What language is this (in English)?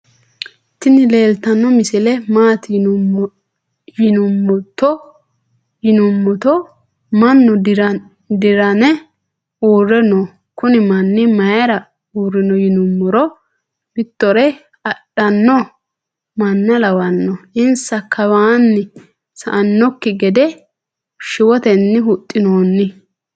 Sidamo